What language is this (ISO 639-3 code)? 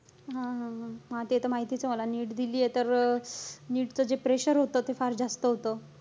mar